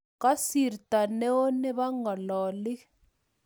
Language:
Kalenjin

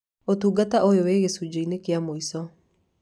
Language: Kikuyu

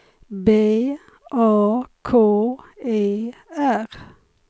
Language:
Swedish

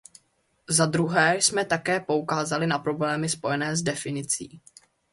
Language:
Czech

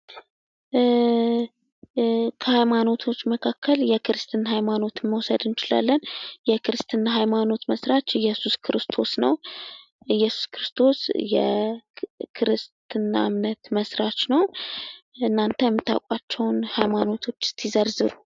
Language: Amharic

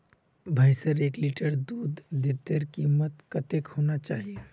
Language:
Magahi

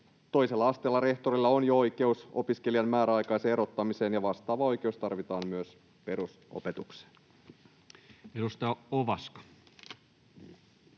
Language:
Finnish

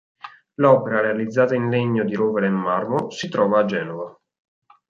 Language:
Italian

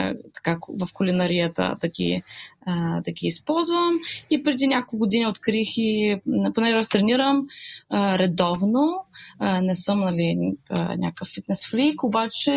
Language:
Bulgarian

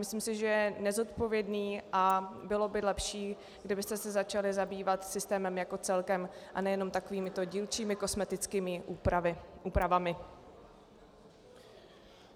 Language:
Czech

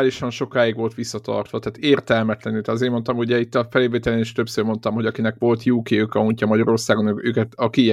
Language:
Hungarian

